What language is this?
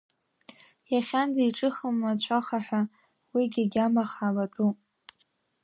Abkhazian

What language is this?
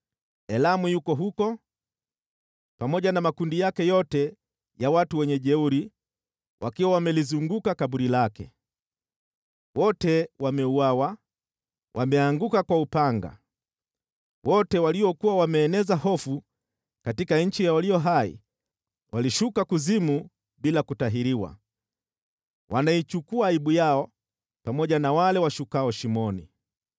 Swahili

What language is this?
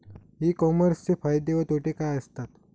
Marathi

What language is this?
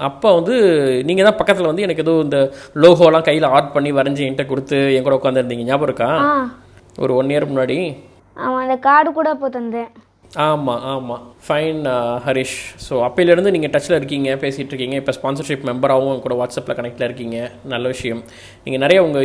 Tamil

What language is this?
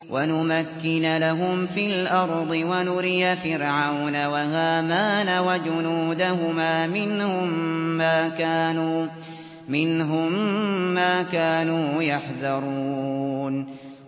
Arabic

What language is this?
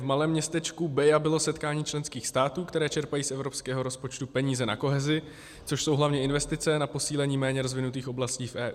Czech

